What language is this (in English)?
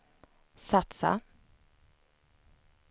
Swedish